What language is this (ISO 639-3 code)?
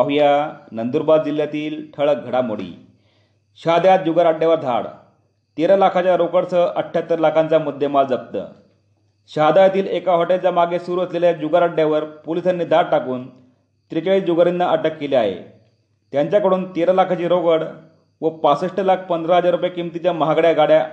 mar